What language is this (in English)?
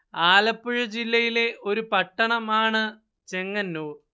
Malayalam